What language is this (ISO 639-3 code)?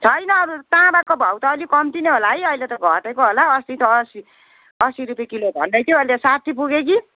nep